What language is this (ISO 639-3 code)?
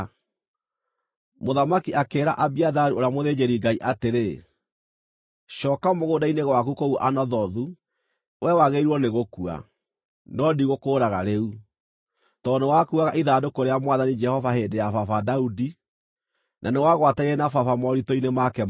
kik